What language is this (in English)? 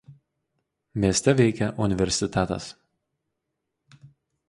Lithuanian